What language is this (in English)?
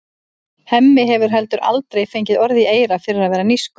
Icelandic